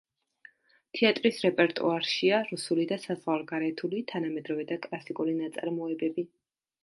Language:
Georgian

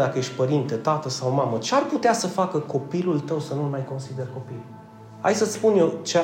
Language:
Romanian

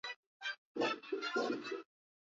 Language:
Swahili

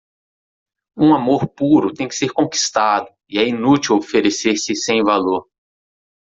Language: Portuguese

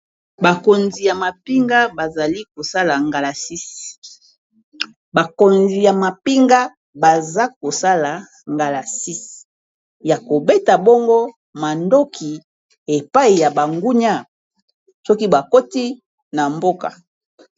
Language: Lingala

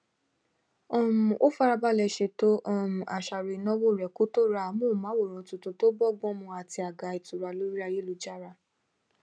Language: Yoruba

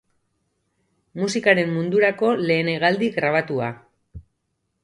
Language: Basque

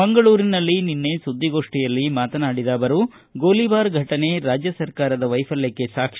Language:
Kannada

